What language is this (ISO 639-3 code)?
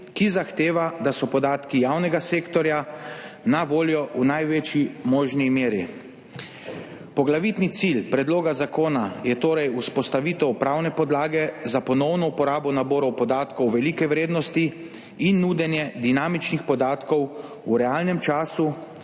slv